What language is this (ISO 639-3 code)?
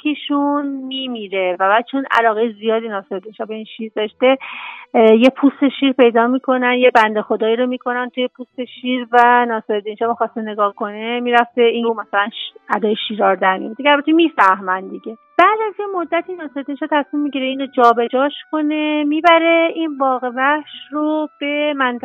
fas